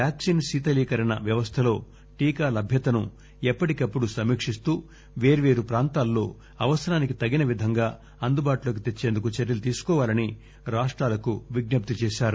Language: Telugu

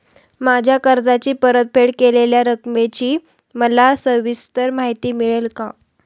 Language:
Marathi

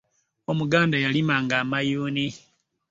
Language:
Ganda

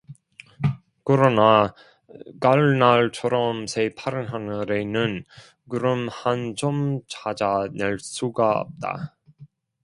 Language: Korean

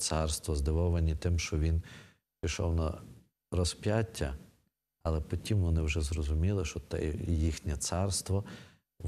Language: Ukrainian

